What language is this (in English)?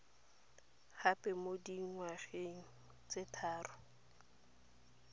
Tswana